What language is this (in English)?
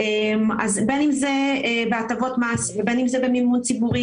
Hebrew